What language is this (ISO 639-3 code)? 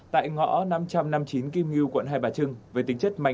vie